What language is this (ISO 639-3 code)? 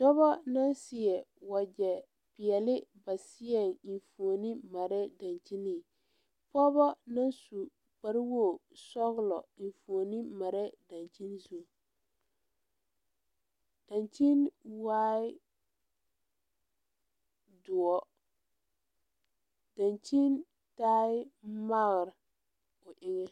dga